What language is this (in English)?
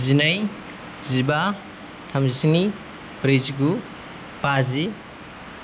Bodo